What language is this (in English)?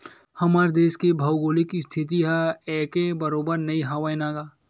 Chhattisgarhi